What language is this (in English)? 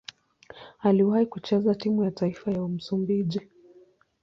Swahili